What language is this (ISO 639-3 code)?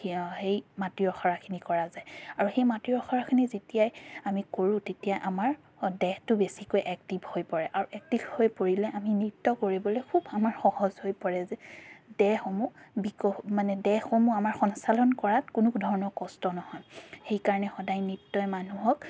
asm